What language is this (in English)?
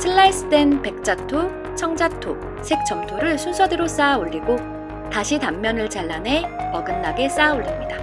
Korean